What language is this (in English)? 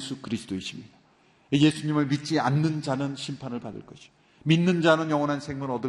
Korean